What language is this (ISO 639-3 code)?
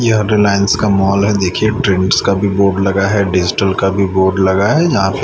hin